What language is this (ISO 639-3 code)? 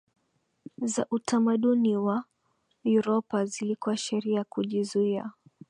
swa